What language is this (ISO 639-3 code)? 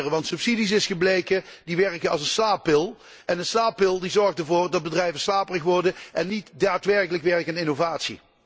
nld